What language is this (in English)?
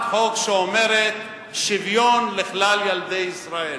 Hebrew